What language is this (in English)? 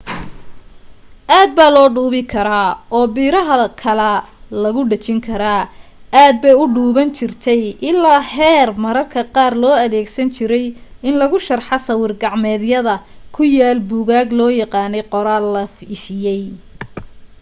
Somali